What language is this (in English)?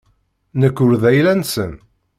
Kabyle